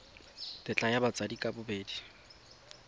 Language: Tswana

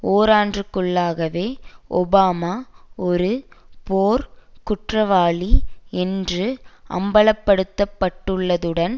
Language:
Tamil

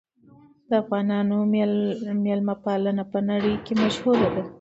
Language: Pashto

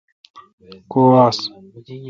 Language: Kalkoti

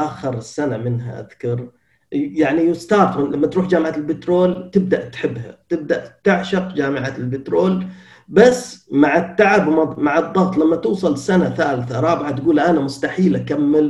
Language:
Arabic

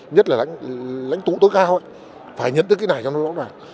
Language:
Vietnamese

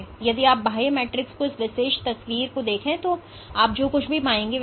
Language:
Hindi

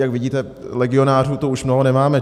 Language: Czech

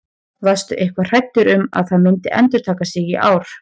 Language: Icelandic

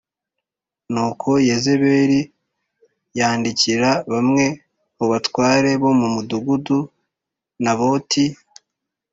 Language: Kinyarwanda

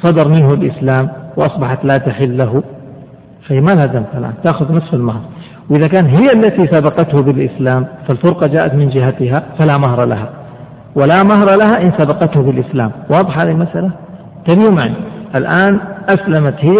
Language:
Arabic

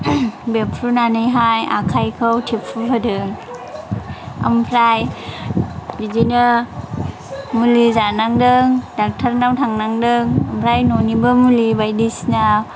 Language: Bodo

